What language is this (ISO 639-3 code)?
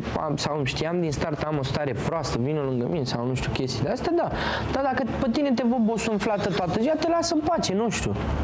ron